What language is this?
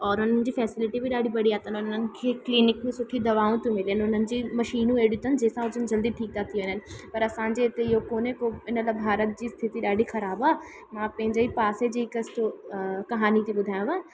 Sindhi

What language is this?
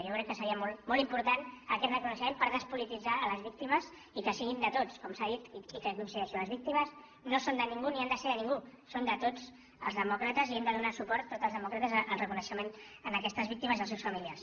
Catalan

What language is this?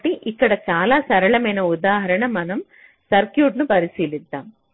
Telugu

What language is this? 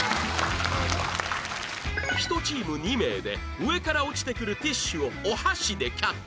Japanese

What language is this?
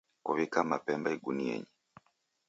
Taita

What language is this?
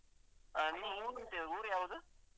Kannada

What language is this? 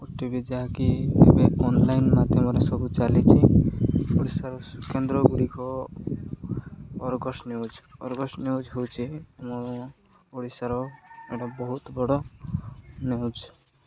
Odia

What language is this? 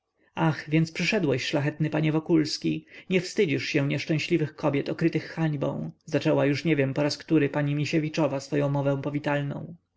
Polish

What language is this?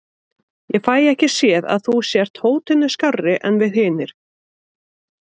Icelandic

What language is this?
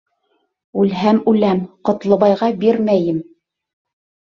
Bashkir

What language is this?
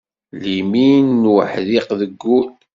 Kabyle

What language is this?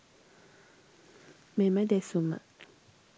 Sinhala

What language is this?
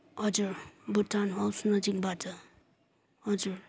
Nepali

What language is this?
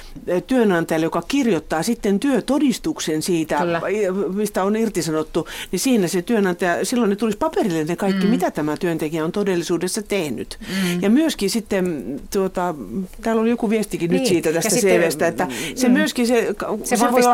Finnish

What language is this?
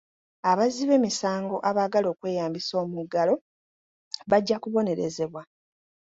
Ganda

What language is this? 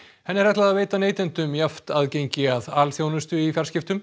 Icelandic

